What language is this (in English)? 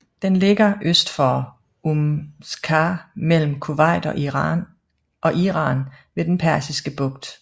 Danish